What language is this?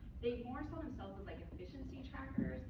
English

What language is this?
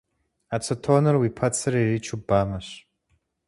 Kabardian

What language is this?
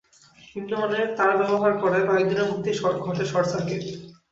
Bangla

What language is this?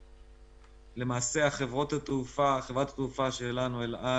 Hebrew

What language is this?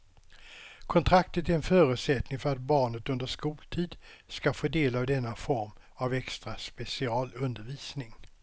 Swedish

